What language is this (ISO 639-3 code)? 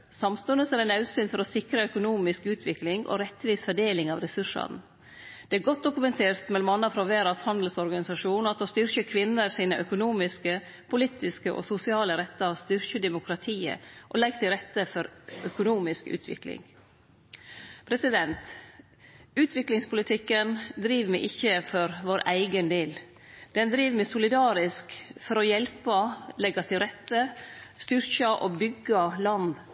nno